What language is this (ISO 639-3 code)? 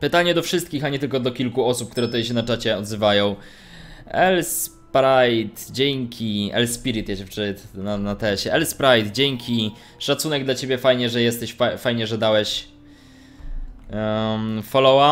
pol